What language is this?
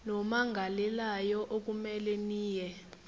Zulu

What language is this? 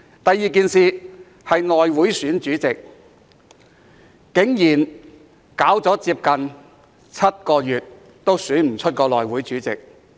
Cantonese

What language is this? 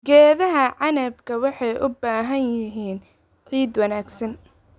Somali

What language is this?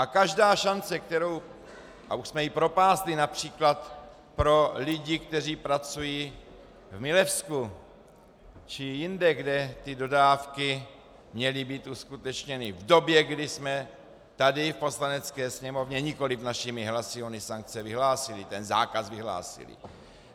Czech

